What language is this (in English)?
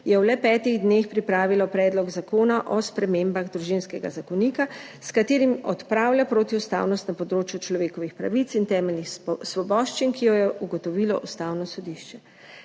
Slovenian